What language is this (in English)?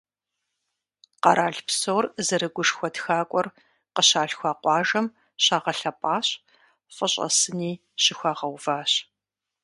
Kabardian